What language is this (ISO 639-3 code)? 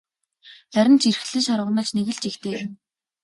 mon